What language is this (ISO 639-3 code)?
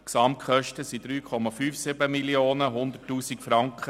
gsw